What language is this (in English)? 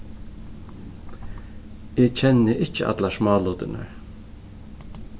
Faroese